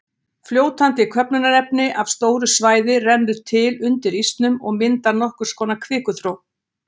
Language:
Icelandic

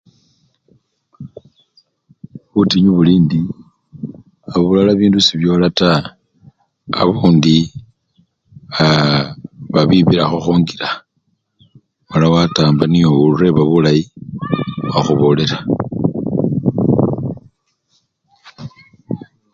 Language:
Luyia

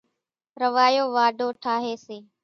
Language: Kachi Koli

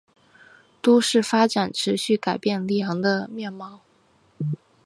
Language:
Chinese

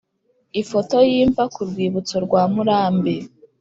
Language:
Kinyarwanda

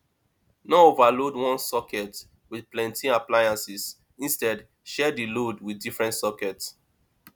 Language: Nigerian Pidgin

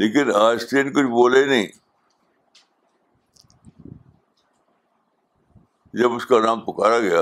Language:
Urdu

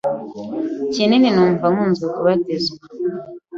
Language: Kinyarwanda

